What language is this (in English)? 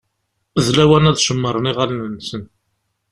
Kabyle